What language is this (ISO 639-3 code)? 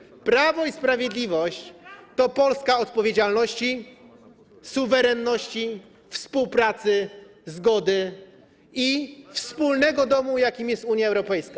pol